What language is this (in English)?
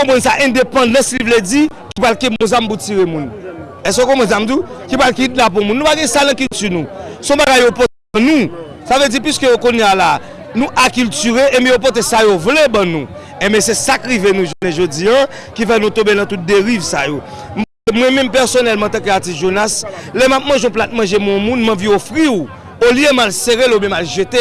French